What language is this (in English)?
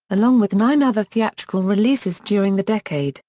English